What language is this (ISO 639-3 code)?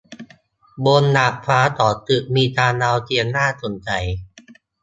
tha